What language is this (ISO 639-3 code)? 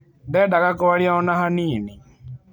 kik